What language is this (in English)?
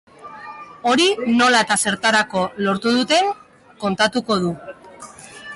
Basque